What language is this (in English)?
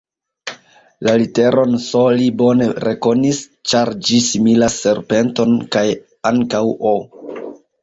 Esperanto